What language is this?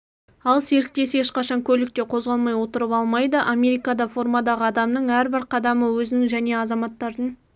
Kazakh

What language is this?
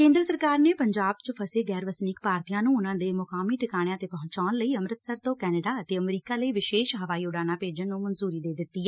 Punjabi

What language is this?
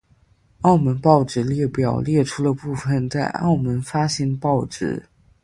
Chinese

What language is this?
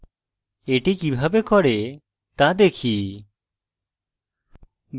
Bangla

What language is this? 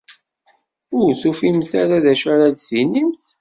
Kabyle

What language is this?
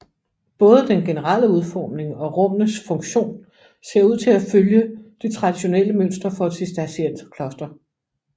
Danish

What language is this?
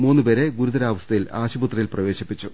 Malayalam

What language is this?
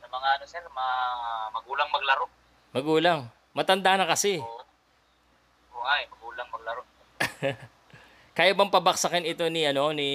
Filipino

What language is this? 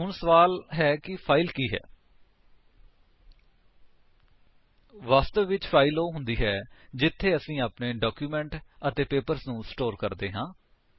Punjabi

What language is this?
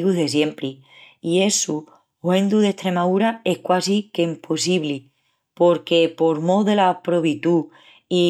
Extremaduran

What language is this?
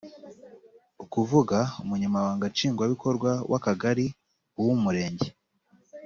Kinyarwanda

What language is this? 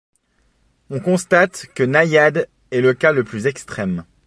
French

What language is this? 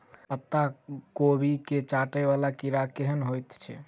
Maithili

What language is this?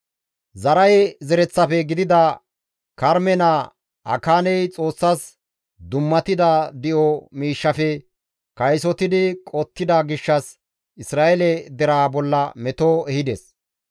Gamo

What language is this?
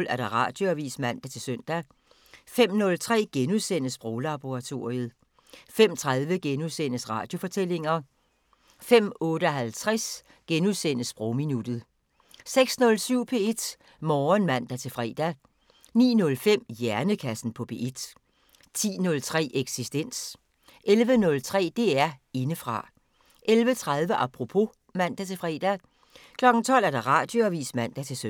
Danish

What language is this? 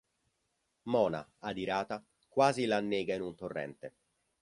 Italian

